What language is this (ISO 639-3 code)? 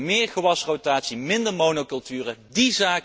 nld